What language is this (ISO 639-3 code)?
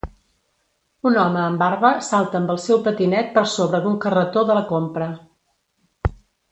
cat